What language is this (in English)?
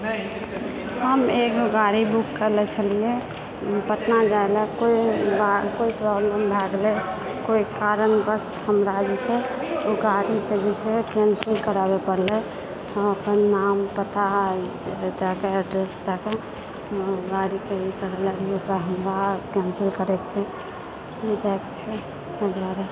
Maithili